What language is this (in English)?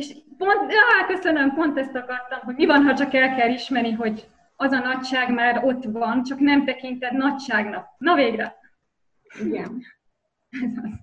Hungarian